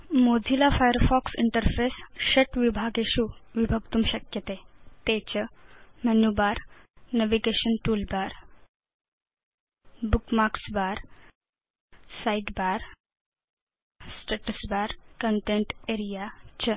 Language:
Sanskrit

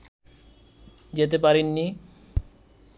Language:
Bangla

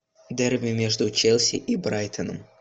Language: Russian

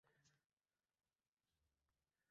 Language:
Uzbek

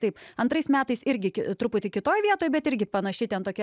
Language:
Lithuanian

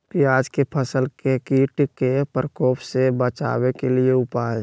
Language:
Magahi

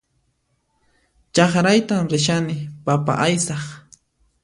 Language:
Puno Quechua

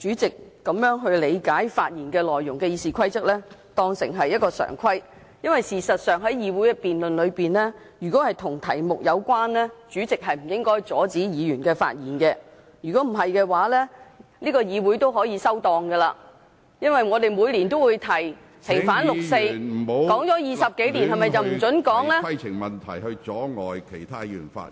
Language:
Cantonese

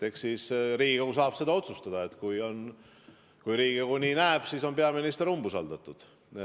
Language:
Estonian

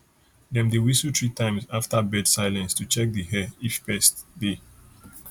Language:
Nigerian Pidgin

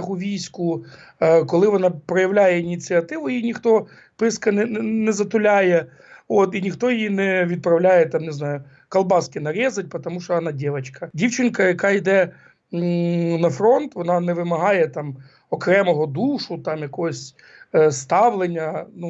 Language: Ukrainian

